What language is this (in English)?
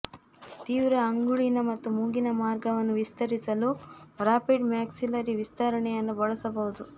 Kannada